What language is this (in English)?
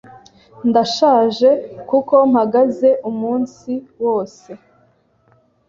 Kinyarwanda